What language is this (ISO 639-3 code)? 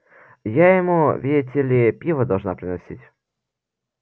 rus